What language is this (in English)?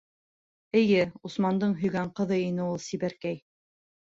Bashkir